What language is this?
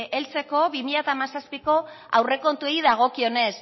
Basque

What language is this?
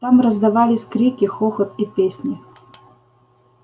Russian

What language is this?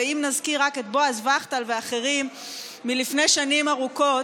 Hebrew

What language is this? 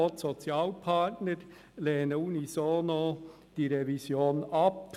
Swiss German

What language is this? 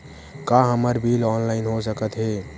Chhattisgarhi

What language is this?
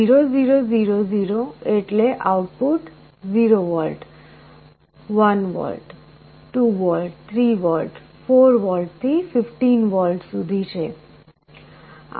Gujarati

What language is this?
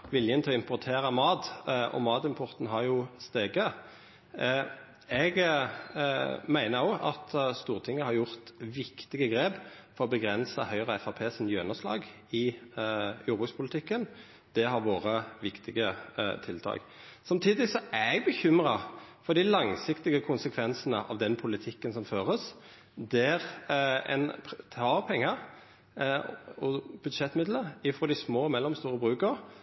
Norwegian Nynorsk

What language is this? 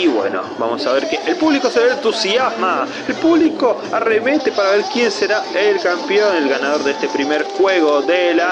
Spanish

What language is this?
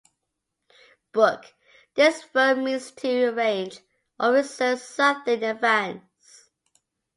English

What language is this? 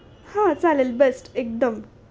Marathi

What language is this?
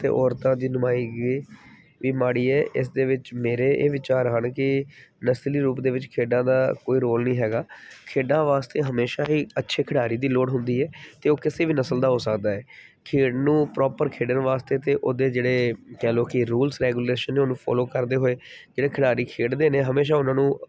Punjabi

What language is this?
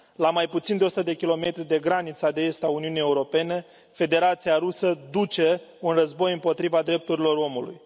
Romanian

